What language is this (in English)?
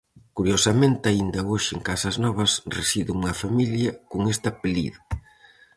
Galician